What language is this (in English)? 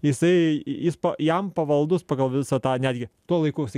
Lithuanian